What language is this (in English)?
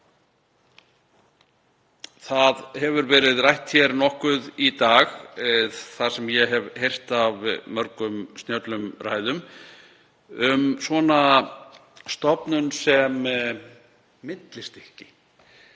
Icelandic